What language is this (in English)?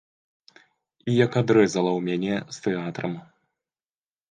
Belarusian